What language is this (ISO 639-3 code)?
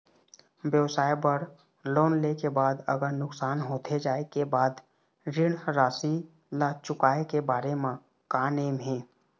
hne